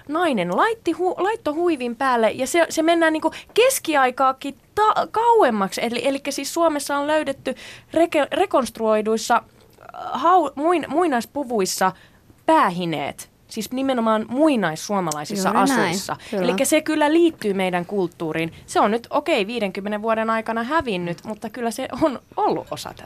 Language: Finnish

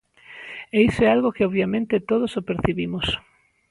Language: Galician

